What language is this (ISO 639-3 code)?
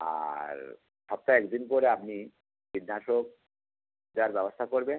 ben